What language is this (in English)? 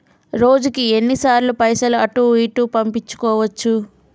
Telugu